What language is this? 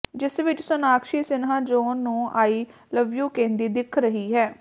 Punjabi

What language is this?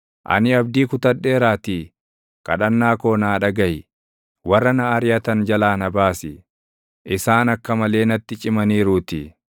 Oromo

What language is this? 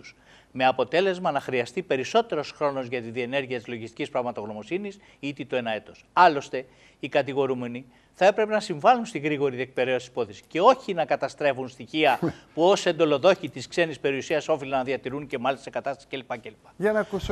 Greek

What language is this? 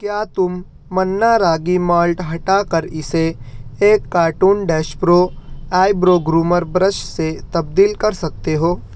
Urdu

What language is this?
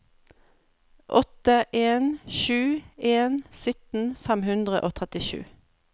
Norwegian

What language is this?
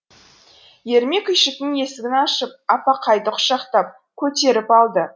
Kazakh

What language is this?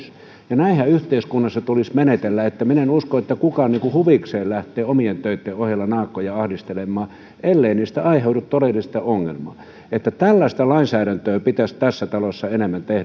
Finnish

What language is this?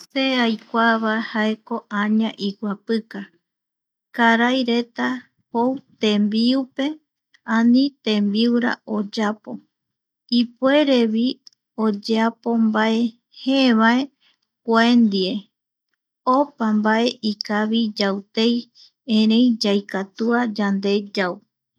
Eastern Bolivian Guaraní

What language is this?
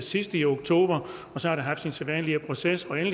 Danish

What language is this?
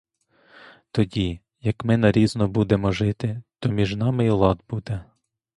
Ukrainian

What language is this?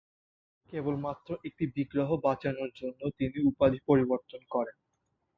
Bangla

